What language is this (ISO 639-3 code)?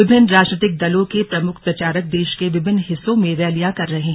hin